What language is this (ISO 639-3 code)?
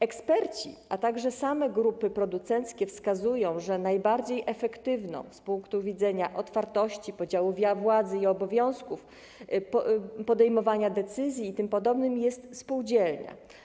pol